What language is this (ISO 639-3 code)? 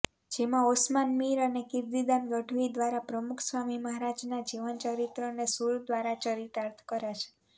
guj